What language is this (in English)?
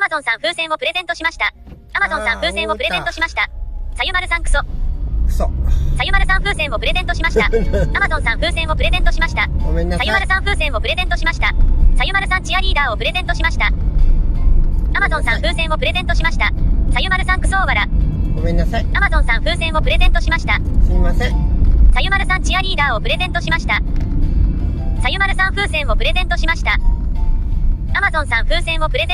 Japanese